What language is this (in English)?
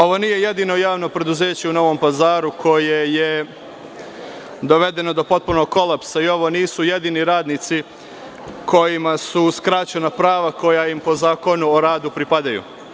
Serbian